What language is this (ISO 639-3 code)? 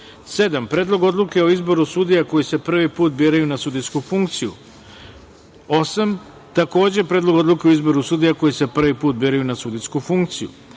srp